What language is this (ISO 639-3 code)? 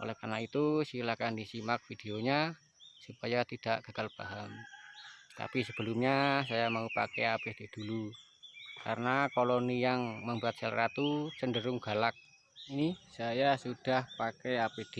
ind